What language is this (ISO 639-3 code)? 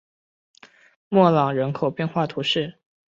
zho